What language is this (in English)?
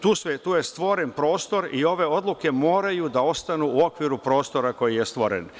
Serbian